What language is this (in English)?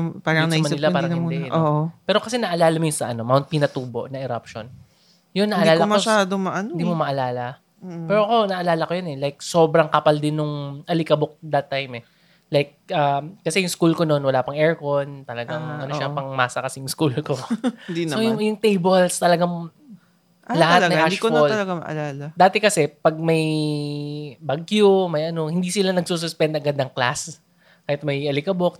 Filipino